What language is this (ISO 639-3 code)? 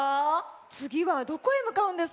jpn